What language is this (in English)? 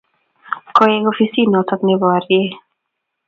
Kalenjin